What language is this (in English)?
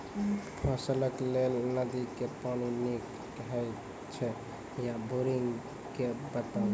Maithili